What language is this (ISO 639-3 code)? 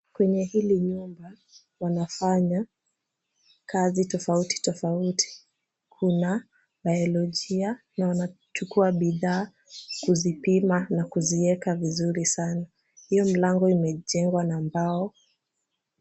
swa